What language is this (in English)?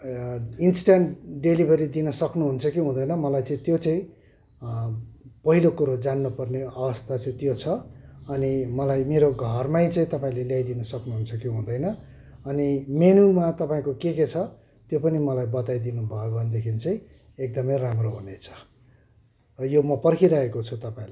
Nepali